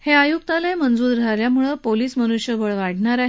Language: Marathi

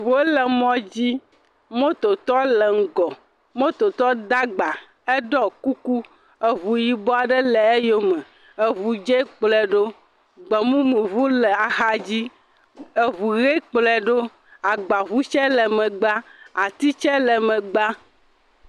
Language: Ewe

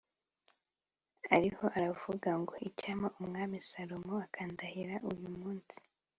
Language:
Kinyarwanda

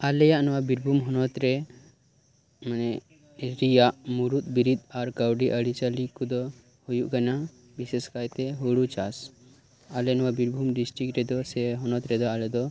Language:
Santali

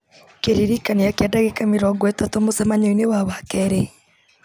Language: Kikuyu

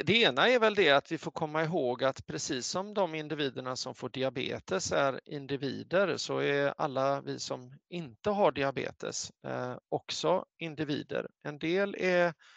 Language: Swedish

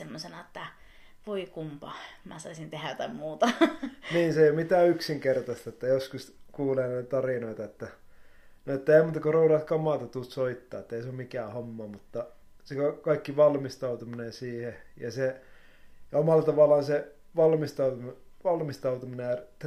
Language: Finnish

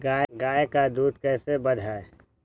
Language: Magahi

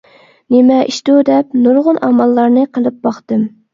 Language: Uyghur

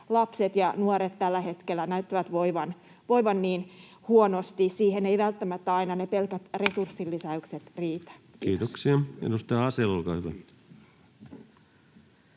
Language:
Finnish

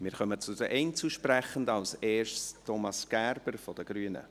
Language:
Swiss German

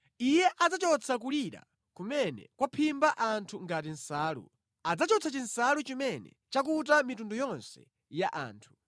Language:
Nyanja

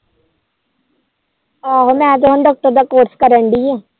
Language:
Punjabi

